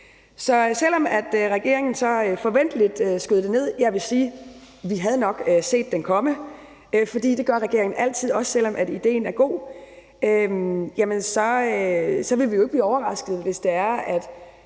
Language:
Danish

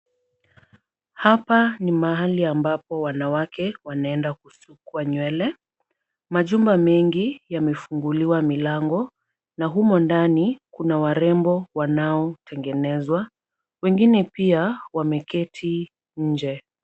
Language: Swahili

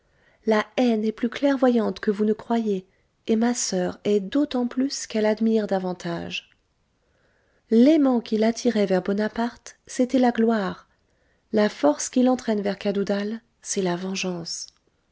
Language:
French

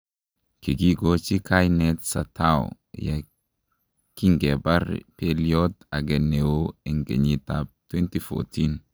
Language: Kalenjin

